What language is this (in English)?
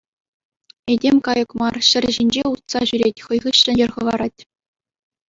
Chuvash